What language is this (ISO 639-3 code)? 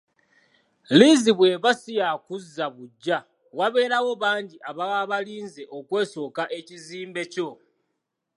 lug